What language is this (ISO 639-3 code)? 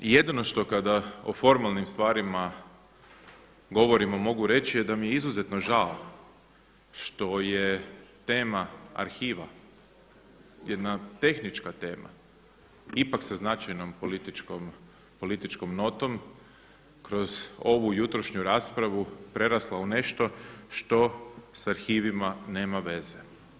hrv